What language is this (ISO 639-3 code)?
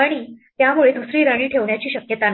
mar